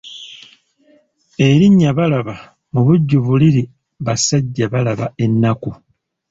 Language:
Ganda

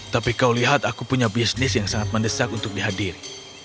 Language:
Indonesian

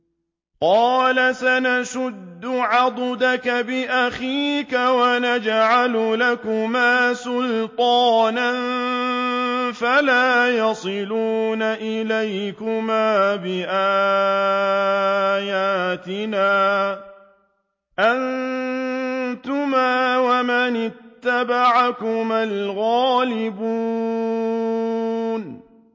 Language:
Arabic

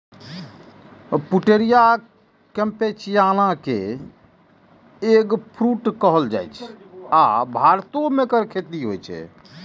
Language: Maithili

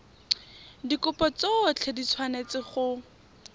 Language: Tswana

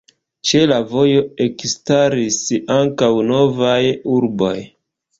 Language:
Esperanto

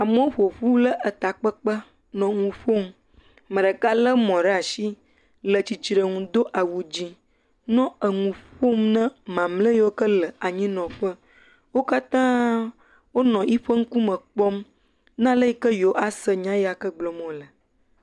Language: Ewe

